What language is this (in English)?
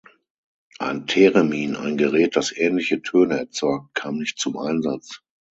German